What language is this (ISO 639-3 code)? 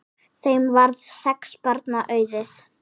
isl